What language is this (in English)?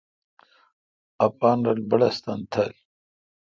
Kalkoti